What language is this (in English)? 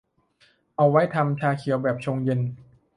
Thai